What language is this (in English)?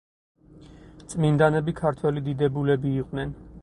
Georgian